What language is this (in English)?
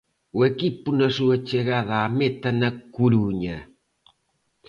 Galician